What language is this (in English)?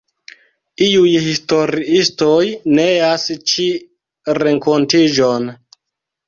Esperanto